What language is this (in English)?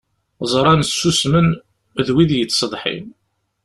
Kabyle